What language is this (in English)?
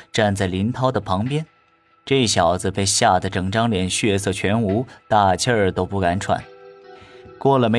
Chinese